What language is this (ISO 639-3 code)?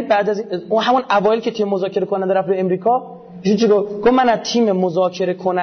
fas